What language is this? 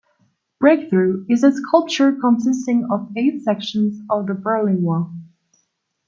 English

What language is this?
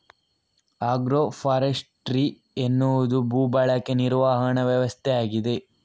Kannada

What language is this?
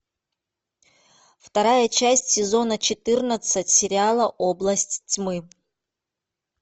Russian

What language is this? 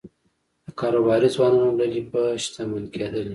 Pashto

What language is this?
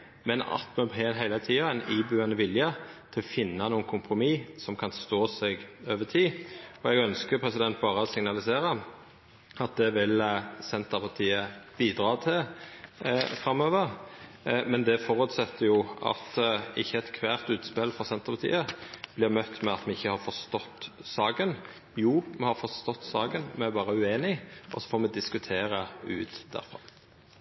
Norwegian Nynorsk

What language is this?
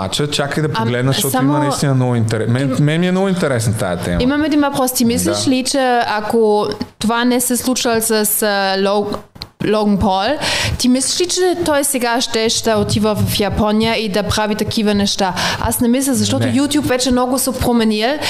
Bulgarian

